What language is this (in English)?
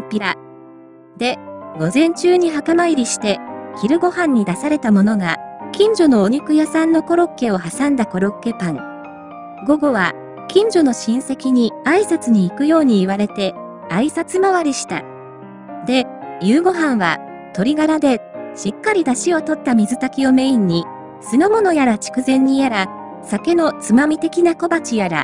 Japanese